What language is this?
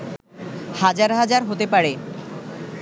Bangla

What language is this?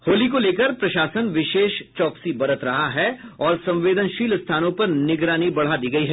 Hindi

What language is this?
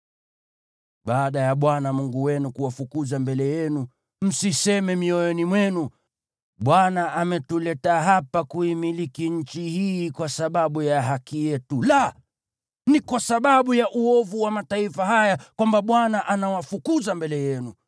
Swahili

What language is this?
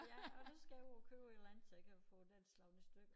Danish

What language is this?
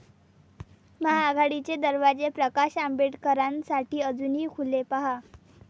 Marathi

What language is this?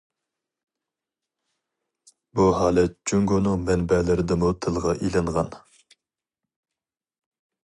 Uyghur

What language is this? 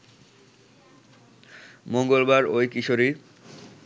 Bangla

